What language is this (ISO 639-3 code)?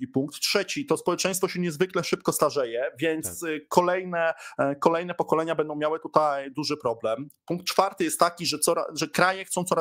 pol